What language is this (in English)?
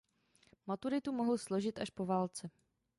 Czech